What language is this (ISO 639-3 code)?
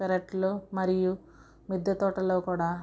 tel